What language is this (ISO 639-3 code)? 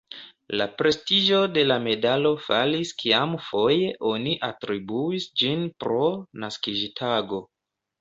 epo